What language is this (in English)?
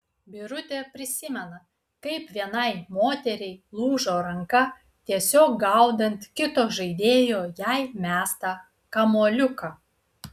Lithuanian